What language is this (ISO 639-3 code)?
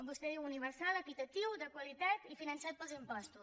cat